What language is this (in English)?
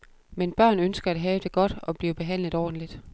Danish